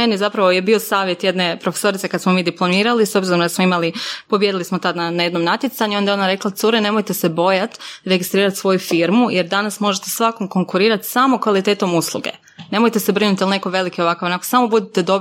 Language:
Croatian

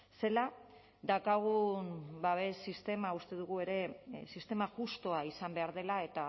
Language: Basque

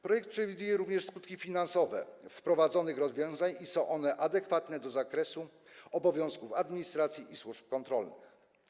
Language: Polish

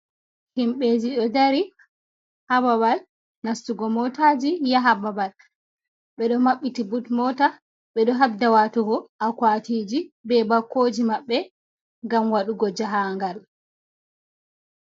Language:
Fula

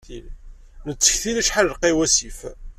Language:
Kabyle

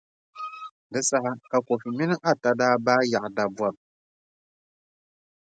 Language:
Dagbani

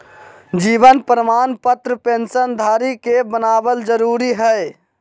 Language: Magahi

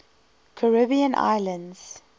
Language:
English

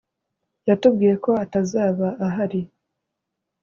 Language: Kinyarwanda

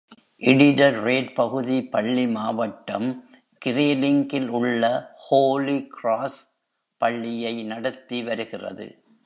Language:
Tamil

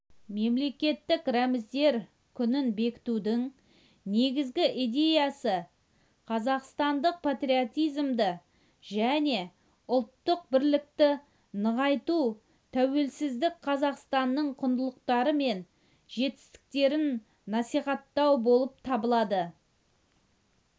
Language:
Kazakh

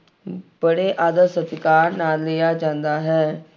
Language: Punjabi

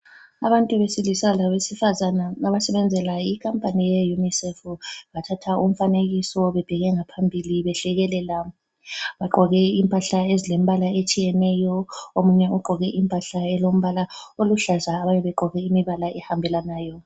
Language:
North Ndebele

